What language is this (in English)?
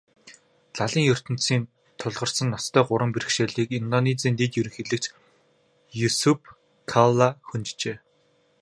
Mongolian